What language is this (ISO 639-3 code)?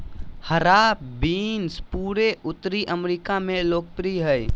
mag